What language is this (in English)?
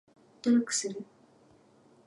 Japanese